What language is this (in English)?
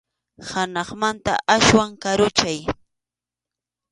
Arequipa-La Unión Quechua